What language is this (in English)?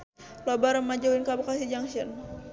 Sundanese